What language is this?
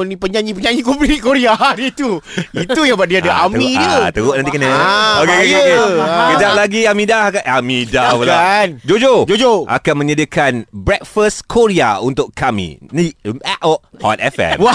Malay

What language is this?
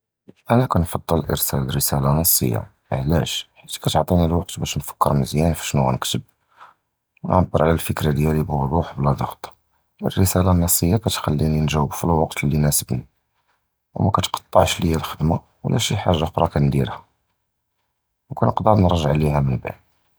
Judeo-Arabic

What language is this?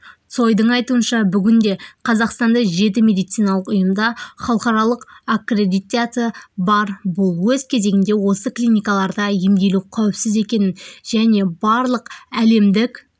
Kazakh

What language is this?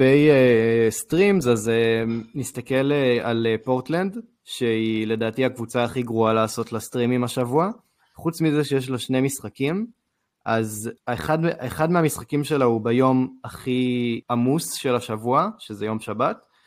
Hebrew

